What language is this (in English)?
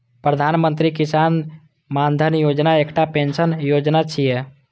Maithili